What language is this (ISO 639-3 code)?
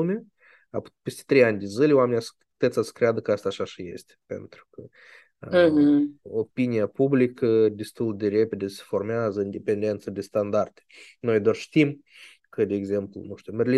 ron